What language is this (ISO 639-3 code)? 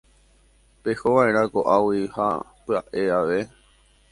grn